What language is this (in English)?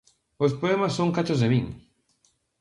Galician